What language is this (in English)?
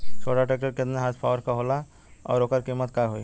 Bhojpuri